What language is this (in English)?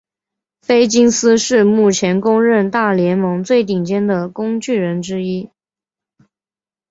Chinese